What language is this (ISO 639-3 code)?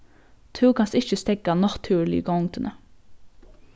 fao